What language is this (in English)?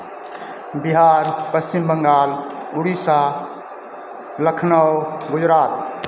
Hindi